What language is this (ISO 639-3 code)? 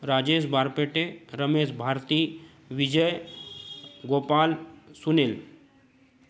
hin